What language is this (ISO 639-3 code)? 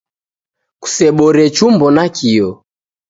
dav